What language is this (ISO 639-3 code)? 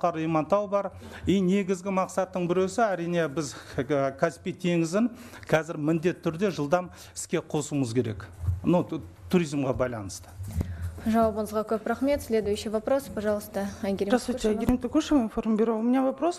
rus